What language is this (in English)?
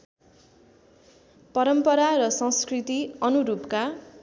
Nepali